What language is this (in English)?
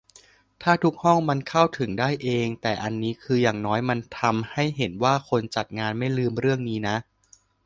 Thai